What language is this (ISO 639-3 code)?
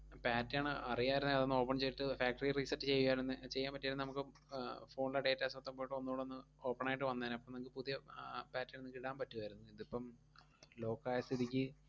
mal